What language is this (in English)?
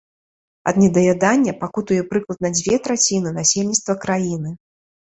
Belarusian